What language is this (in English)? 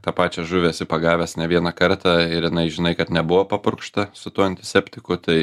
Lithuanian